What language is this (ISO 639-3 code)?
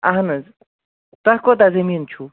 kas